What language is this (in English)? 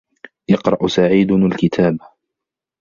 Arabic